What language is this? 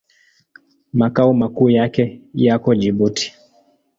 Swahili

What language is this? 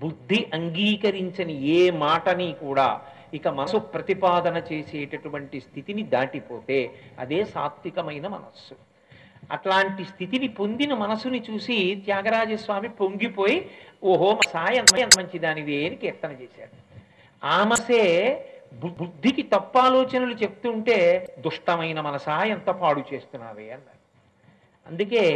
Telugu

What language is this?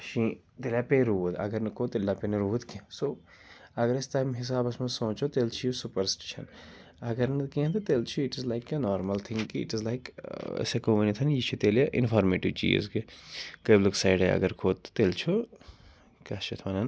Kashmiri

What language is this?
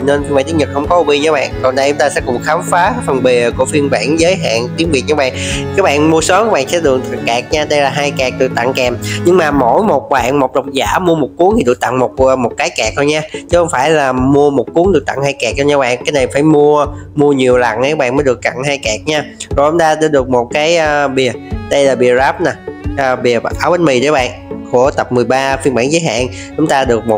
Vietnamese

